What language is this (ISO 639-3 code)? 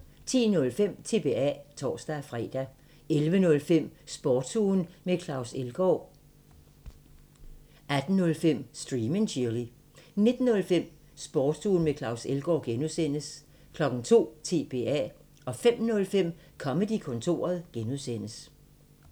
dan